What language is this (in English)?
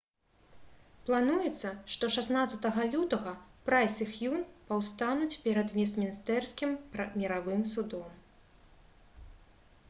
Belarusian